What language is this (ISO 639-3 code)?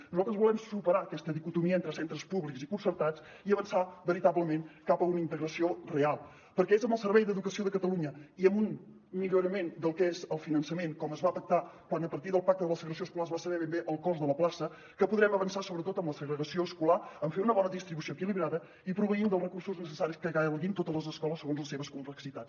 cat